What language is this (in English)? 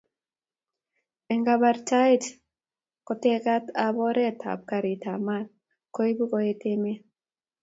Kalenjin